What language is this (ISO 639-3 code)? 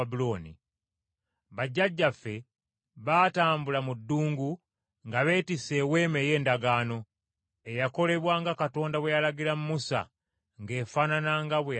lug